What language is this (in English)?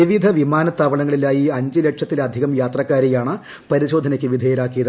Malayalam